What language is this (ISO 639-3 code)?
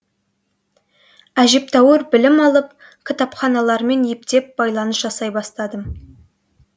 kaz